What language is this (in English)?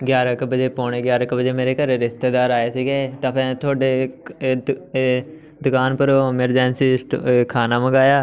Punjabi